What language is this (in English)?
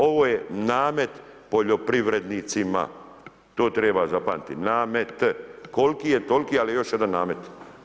Croatian